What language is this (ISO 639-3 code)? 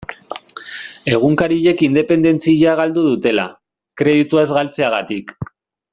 eus